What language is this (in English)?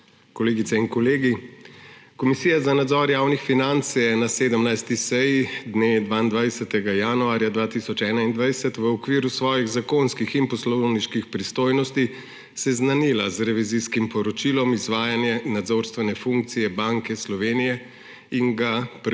Slovenian